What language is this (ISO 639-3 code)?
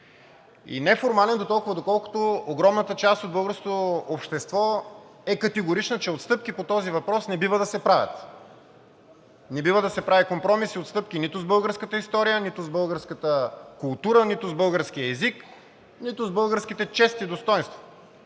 bul